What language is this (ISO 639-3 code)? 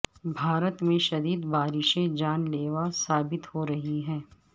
urd